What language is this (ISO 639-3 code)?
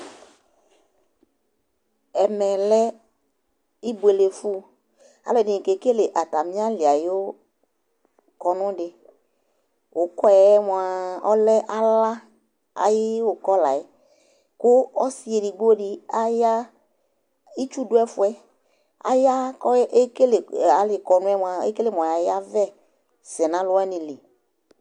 kpo